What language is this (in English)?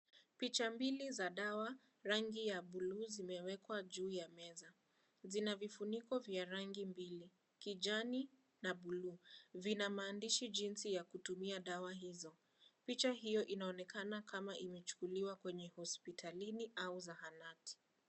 Swahili